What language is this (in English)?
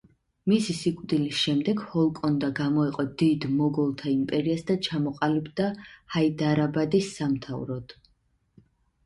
Georgian